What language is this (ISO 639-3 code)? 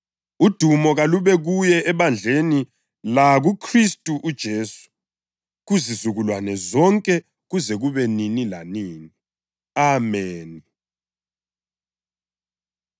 nde